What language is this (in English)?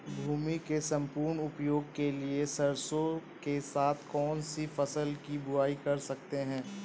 Hindi